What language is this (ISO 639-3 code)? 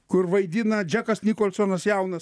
lit